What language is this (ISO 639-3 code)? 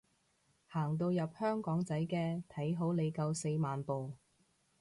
yue